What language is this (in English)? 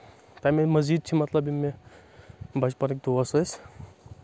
Kashmiri